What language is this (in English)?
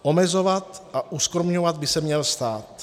Czech